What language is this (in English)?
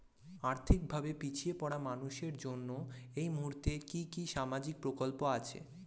Bangla